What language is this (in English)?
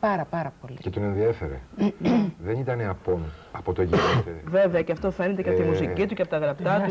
Greek